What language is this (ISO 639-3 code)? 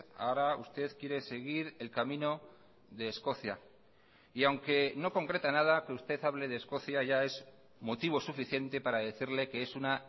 spa